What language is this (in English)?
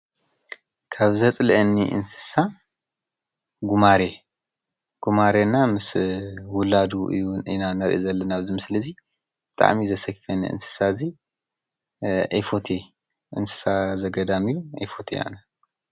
Tigrinya